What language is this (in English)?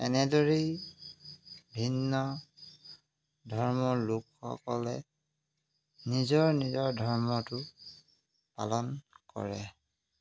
Assamese